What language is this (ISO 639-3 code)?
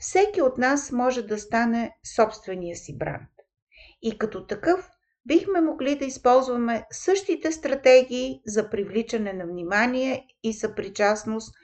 bul